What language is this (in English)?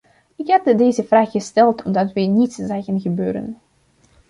Dutch